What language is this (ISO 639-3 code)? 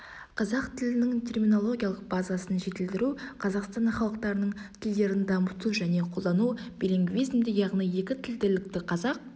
kaz